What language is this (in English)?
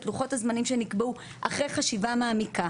Hebrew